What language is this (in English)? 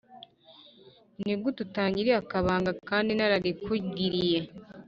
Kinyarwanda